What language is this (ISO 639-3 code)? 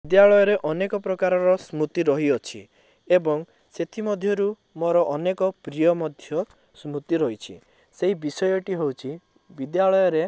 ori